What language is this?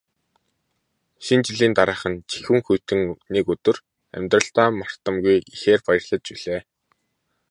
Mongolian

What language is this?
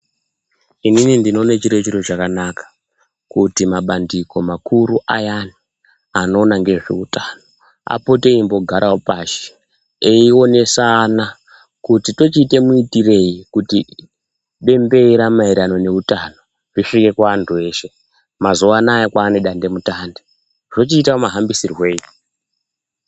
Ndau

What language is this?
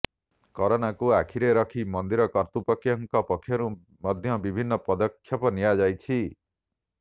Odia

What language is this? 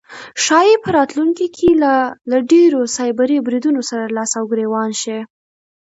Pashto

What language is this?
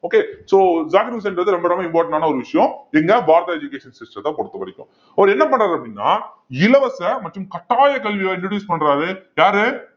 Tamil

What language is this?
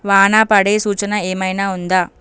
Telugu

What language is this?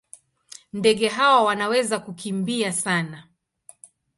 Swahili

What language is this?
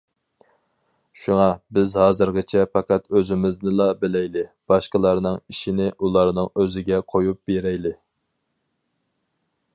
Uyghur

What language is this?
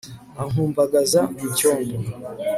Kinyarwanda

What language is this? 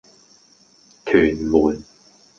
Cantonese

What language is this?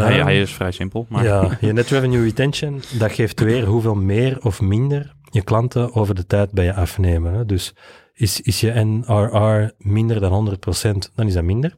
Dutch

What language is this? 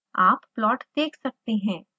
Hindi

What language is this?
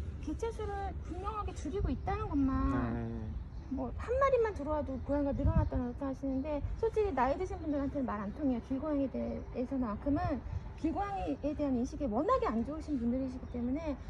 Korean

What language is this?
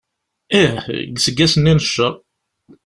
Kabyle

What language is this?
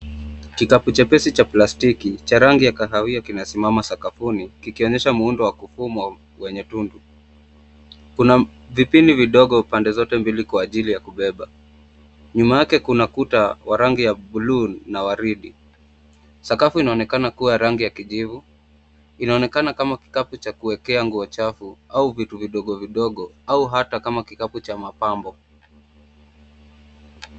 Swahili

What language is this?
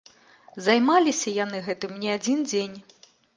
Belarusian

